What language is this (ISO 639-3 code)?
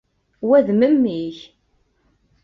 kab